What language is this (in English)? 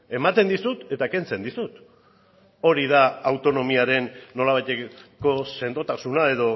Basque